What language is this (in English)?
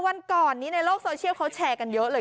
Thai